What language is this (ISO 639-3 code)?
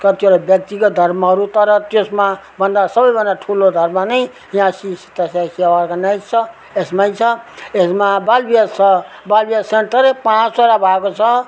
nep